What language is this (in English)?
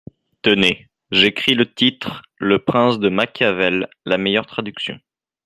French